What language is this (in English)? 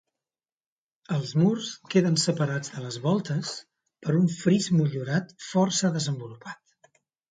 Catalan